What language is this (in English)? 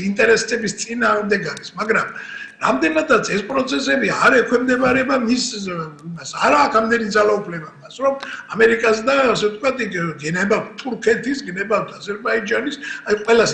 Italian